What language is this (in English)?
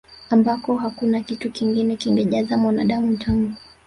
Swahili